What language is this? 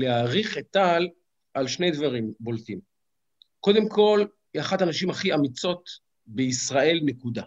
Hebrew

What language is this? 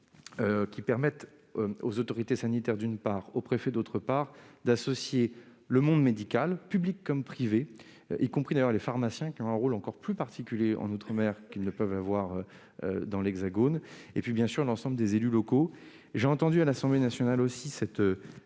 French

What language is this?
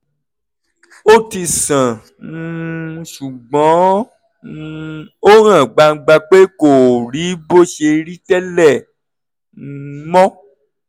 Yoruba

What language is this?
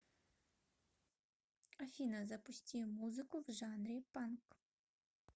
Russian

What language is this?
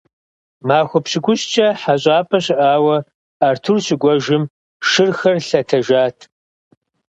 Kabardian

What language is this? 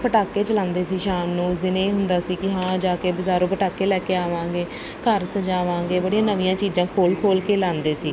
Punjabi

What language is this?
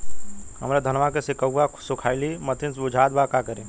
Bhojpuri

